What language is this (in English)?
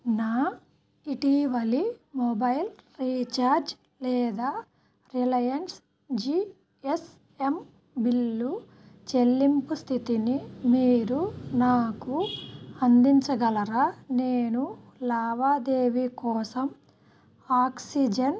Telugu